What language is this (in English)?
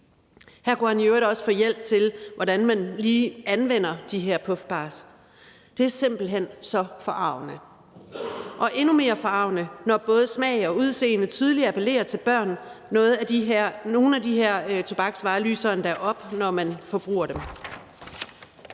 Danish